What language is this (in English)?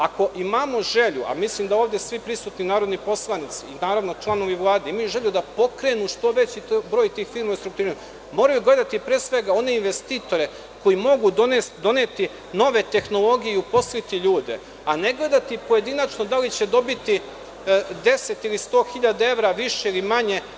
Serbian